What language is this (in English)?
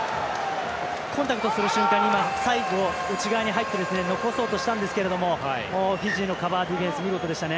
Japanese